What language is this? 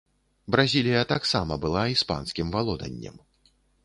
Belarusian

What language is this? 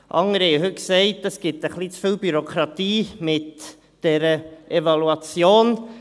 Swiss German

